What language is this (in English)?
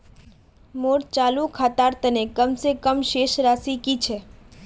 Magahi